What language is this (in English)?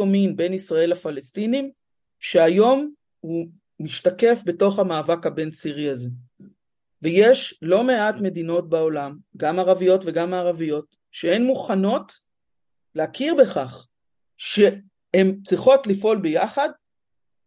Hebrew